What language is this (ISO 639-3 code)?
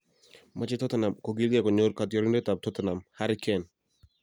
kln